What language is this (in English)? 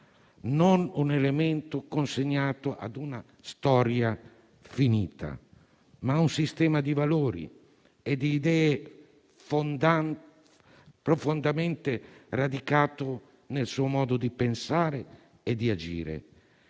Italian